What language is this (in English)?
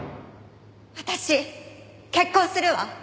Japanese